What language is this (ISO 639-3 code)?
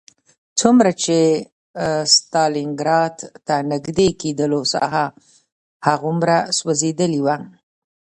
pus